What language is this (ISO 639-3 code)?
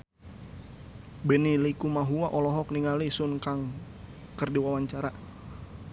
sun